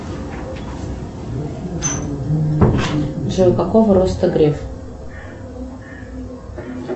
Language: Russian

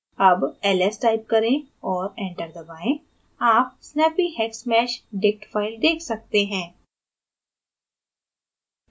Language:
Hindi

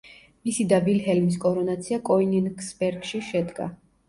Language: Georgian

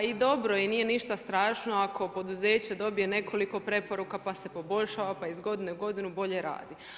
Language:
Croatian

